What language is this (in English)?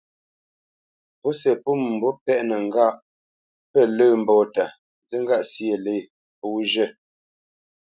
Bamenyam